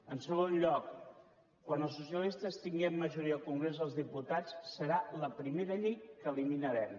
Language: Catalan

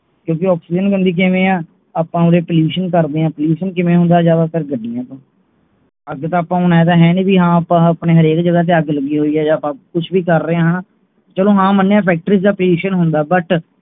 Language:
Punjabi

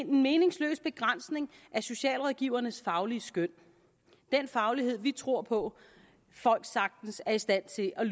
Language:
Danish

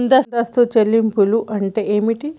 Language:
Telugu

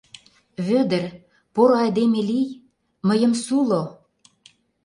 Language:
Mari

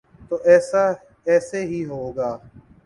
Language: Urdu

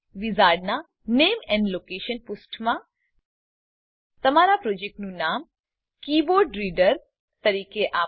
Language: Gujarati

